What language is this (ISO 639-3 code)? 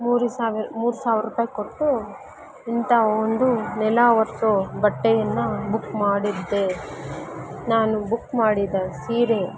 kan